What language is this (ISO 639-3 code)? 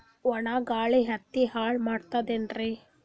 kan